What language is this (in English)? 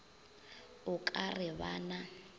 Northern Sotho